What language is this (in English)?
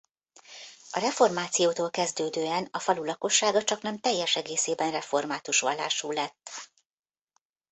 Hungarian